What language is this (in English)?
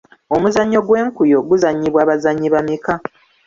Ganda